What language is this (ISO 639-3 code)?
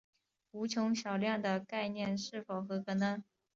zho